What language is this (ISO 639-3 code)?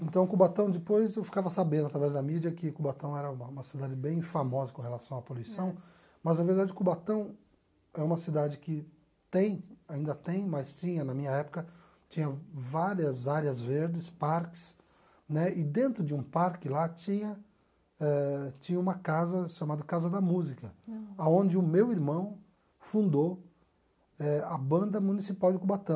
por